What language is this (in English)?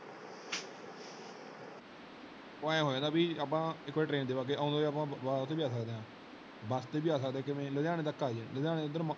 Punjabi